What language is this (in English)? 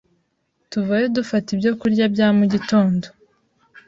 Kinyarwanda